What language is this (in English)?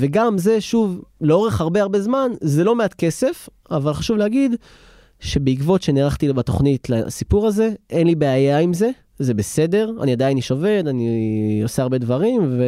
Hebrew